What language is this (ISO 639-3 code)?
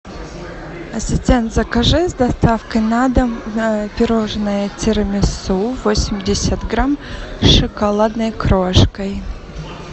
rus